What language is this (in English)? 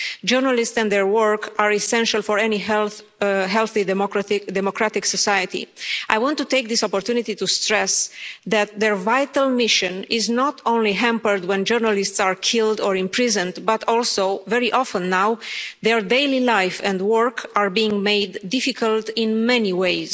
English